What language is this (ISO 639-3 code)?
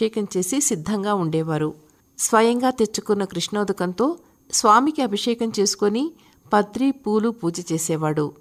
tel